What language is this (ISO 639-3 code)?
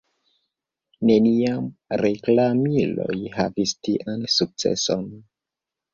epo